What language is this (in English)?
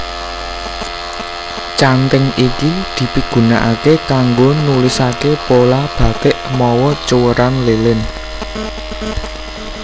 Javanese